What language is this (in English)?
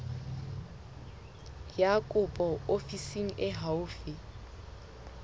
Southern Sotho